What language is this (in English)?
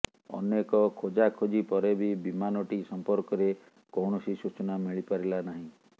Odia